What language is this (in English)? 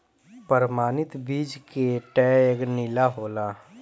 Bhojpuri